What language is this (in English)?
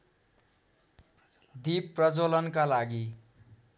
Nepali